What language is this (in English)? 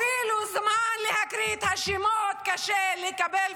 Hebrew